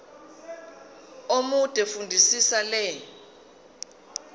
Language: Zulu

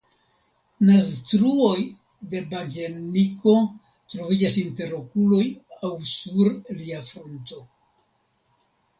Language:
Esperanto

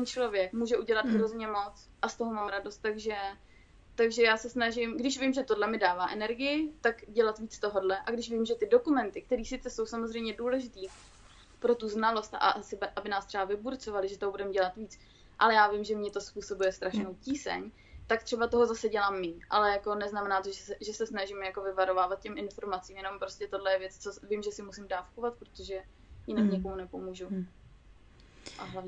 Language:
Czech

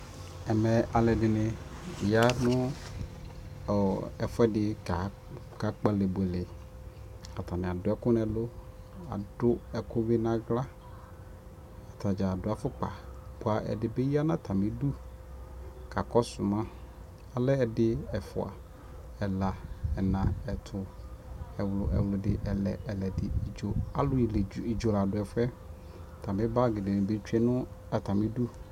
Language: Ikposo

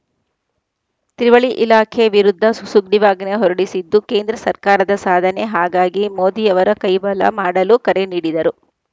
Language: Kannada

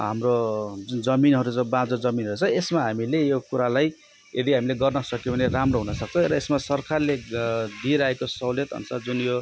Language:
Nepali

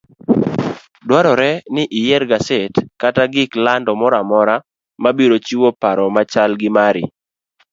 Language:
Luo (Kenya and Tanzania)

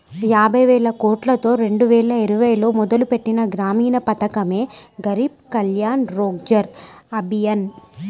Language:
Telugu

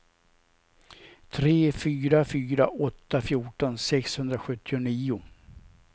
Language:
Swedish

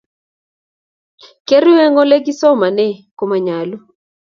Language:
Kalenjin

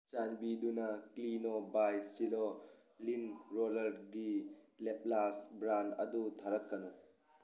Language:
Manipuri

